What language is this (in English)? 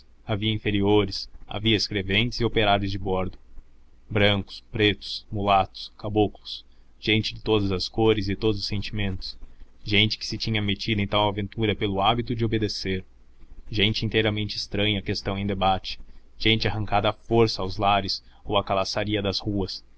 Portuguese